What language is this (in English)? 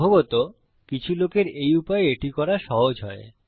Bangla